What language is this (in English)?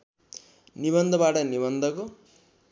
Nepali